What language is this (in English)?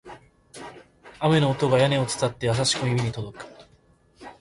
Japanese